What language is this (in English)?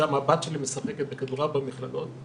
Hebrew